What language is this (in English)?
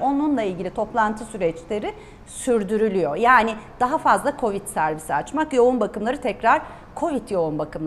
Turkish